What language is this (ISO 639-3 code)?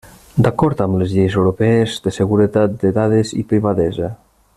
cat